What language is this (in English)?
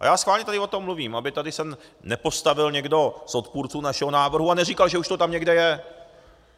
Czech